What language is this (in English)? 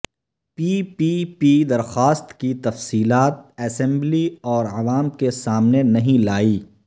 Urdu